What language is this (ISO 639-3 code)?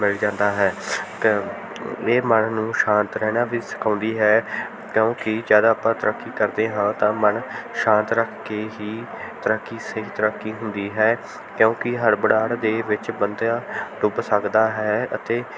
pan